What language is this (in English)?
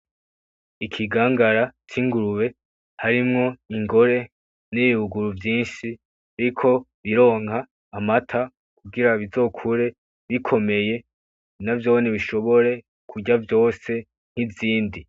Rundi